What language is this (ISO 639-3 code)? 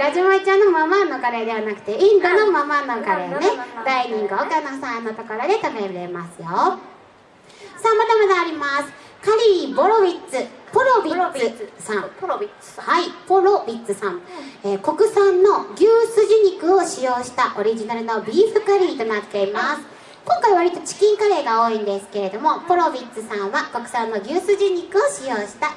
jpn